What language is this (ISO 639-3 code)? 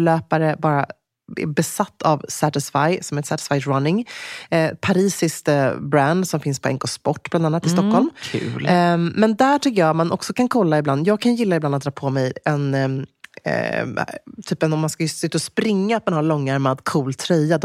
swe